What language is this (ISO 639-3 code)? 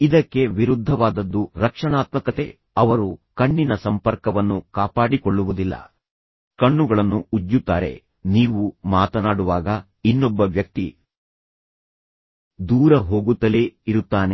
kan